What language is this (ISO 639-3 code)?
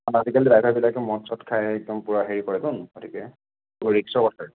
asm